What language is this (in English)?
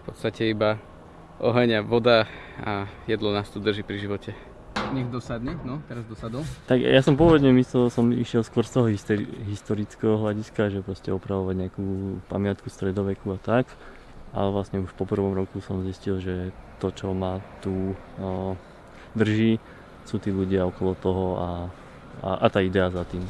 Slovak